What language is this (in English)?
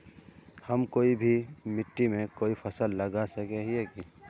Magahi